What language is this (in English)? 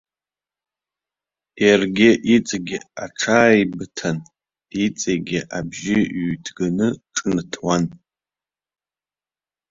Abkhazian